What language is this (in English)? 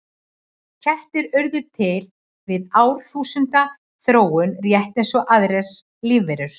Icelandic